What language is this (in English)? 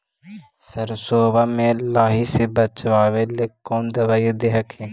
Magahi